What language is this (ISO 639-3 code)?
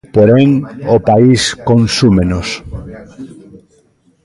glg